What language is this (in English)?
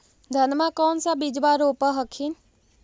Magahi